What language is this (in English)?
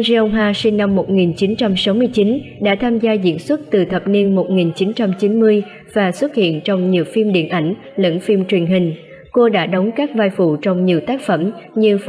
Vietnamese